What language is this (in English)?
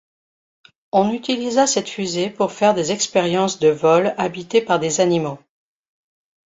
French